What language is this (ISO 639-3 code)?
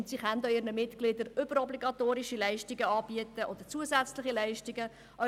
gsw